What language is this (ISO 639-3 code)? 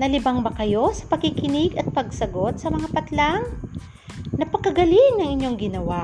fil